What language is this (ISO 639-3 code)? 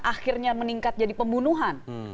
ind